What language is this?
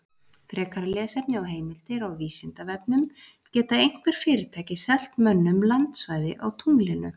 Icelandic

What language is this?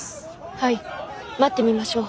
Japanese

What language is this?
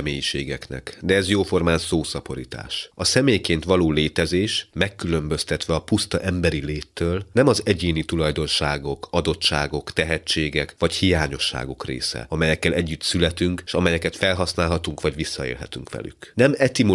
Hungarian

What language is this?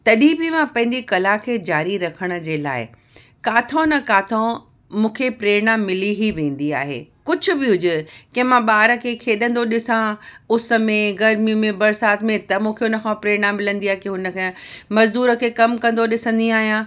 Sindhi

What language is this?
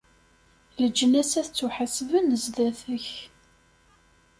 Kabyle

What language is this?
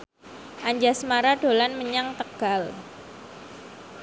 Javanese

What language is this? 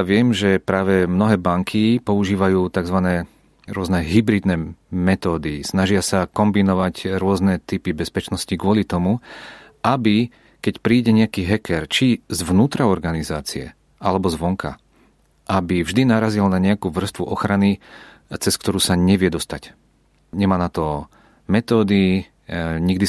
Czech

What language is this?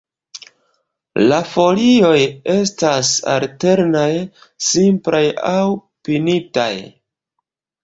Esperanto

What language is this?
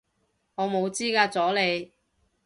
Cantonese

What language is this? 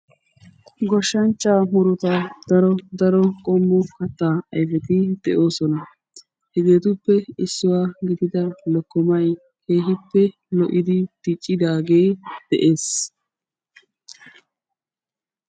Wolaytta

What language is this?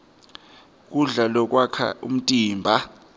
Swati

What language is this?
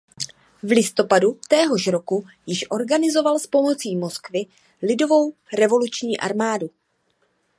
Czech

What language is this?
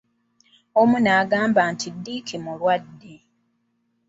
Ganda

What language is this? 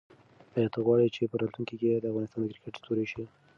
Pashto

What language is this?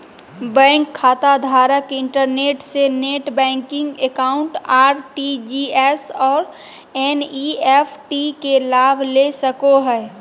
Magahi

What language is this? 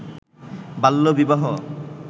Bangla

